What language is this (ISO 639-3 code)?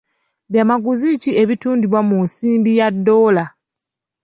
lug